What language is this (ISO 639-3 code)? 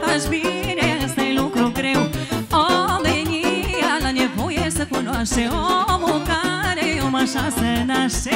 ron